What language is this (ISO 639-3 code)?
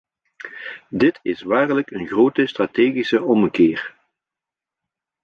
nld